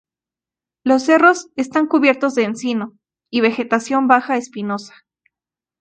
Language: Spanish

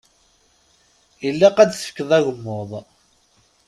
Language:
Kabyle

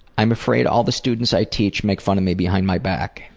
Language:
English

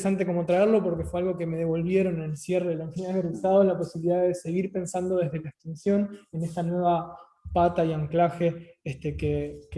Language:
Spanish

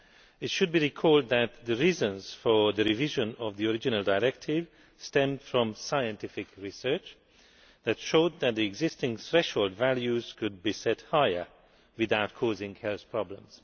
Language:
English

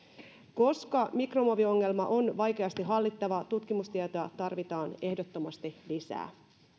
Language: Finnish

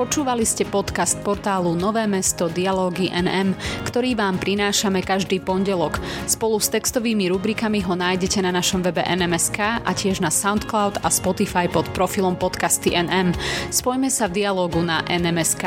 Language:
Slovak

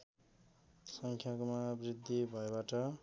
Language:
Nepali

